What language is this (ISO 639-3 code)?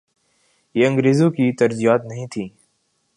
urd